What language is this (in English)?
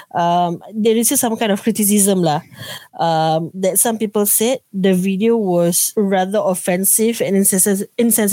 Malay